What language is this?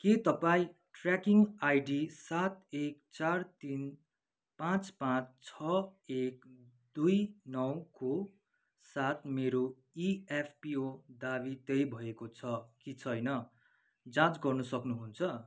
Nepali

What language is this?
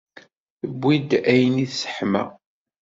Kabyle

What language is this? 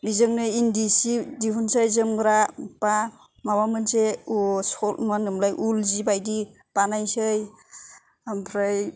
Bodo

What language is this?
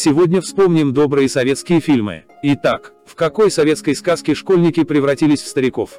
Russian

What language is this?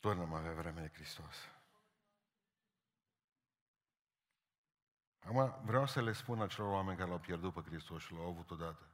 Romanian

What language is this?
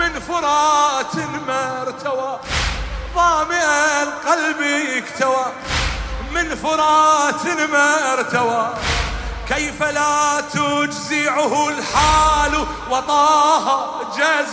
Arabic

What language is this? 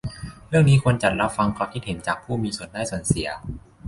Thai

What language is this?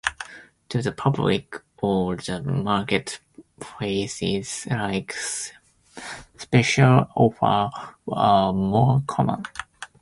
English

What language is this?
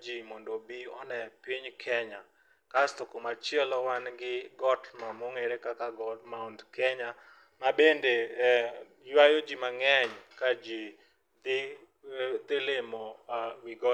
Luo (Kenya and Tanzania)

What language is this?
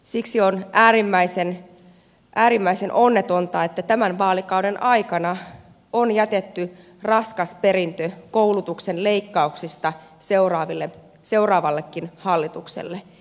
Finnish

